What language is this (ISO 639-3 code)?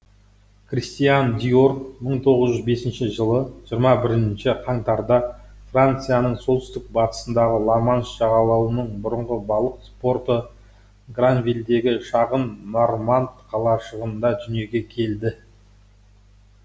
kaz